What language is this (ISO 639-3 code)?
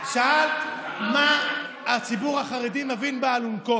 heb